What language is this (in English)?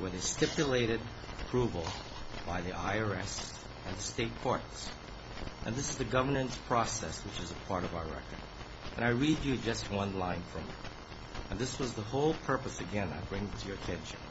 English